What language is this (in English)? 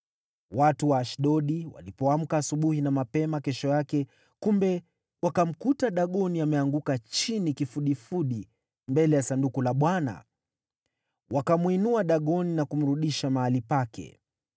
Swahili